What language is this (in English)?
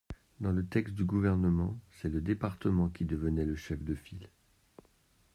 French